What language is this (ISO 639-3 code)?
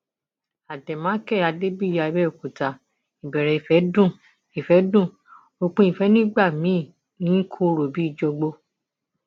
yor